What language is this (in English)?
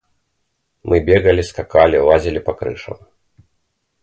Russian